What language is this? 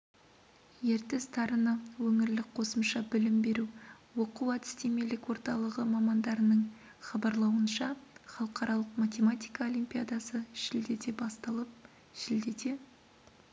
Kazakh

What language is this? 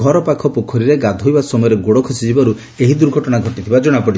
Odia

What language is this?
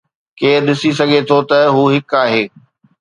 Sindhi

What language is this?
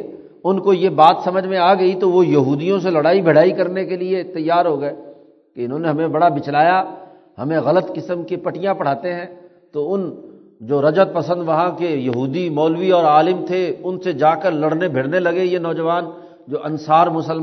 Urdu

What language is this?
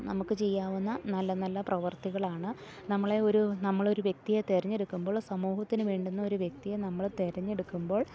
Malayalam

